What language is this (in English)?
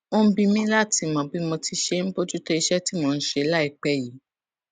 Yoruba